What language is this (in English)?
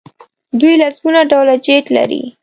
Pashto